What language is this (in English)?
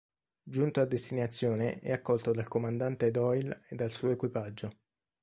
Italian